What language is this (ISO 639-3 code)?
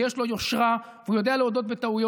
heb